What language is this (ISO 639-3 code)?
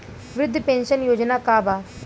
bho